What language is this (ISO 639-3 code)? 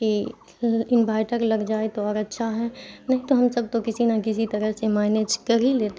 urd